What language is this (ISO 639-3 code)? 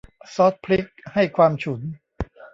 tha